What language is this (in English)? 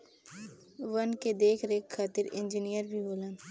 Bhojpuri